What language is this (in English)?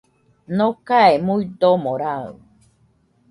Nüpode Huitoto